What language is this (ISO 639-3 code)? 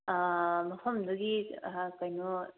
mni